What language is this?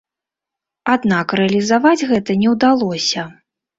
Belarusian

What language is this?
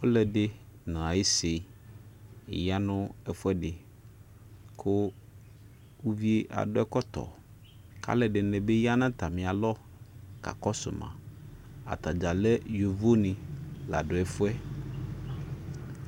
Ikposo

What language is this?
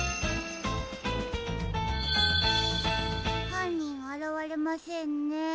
Japanese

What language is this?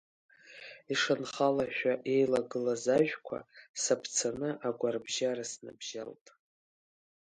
Abkhazian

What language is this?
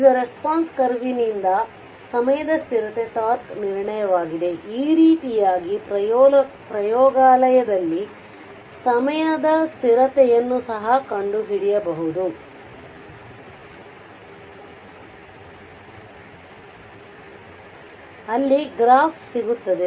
Kannada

